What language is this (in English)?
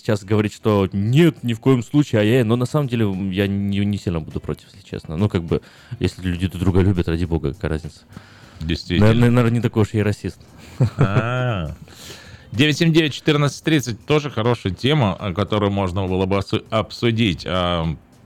Russian